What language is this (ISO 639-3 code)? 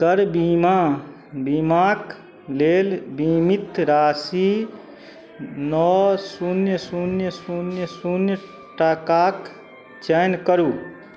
mai